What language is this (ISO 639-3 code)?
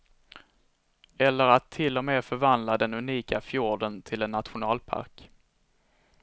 swe